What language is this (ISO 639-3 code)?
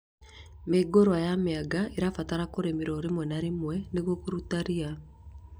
kik